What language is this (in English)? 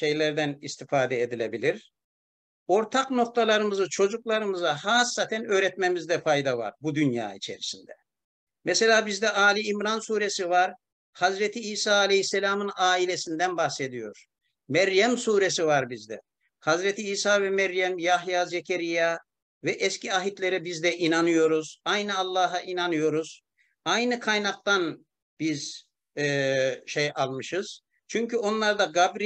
Turkish